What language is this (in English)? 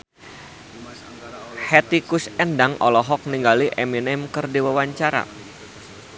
Sundanese